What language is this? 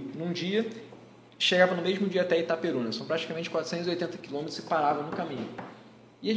Portuguese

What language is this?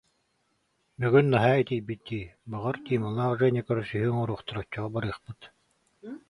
Yakut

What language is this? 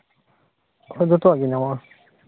Santali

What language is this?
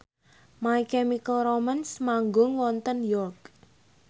Javanese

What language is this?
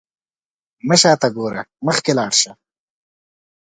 Pashto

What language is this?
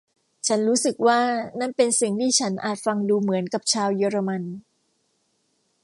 Thai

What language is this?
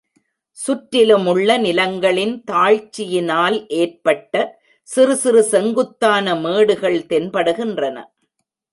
Tamil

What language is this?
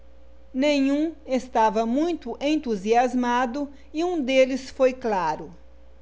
Portuguese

